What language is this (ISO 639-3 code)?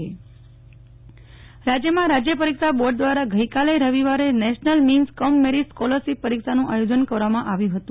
guj